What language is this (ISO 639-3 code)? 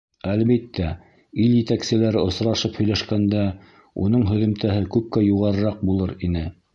bak